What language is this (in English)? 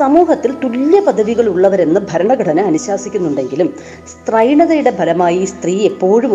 Malayalam